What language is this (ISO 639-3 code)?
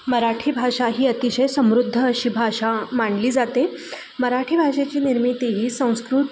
mar